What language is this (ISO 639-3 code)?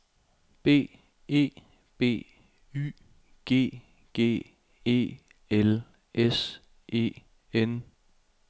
dan